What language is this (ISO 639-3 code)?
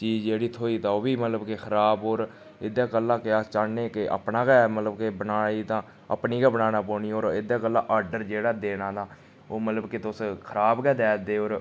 doi